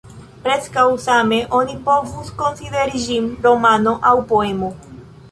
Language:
Esperanto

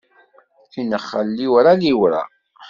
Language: Kabyle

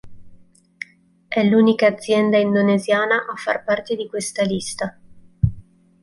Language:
Italian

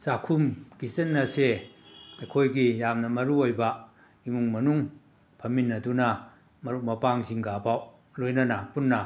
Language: Manipuri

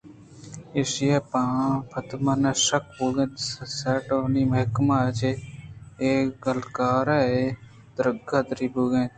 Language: Eastern Balochi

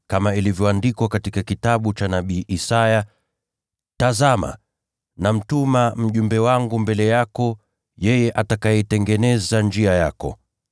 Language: Swahili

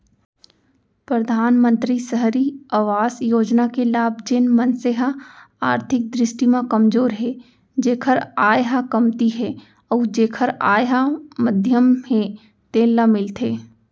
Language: Chhattisgarhi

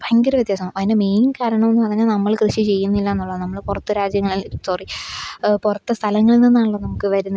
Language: Malayalam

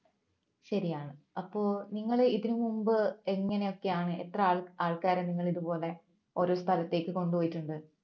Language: Malayalam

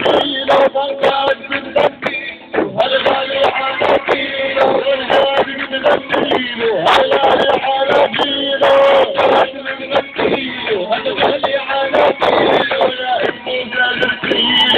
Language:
Arabic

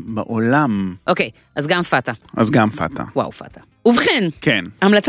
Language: Hebrew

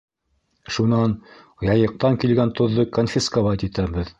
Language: Bashkir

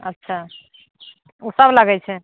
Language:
Maithili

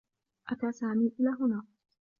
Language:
Arabic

